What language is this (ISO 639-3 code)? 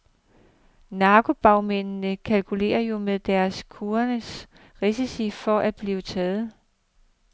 dan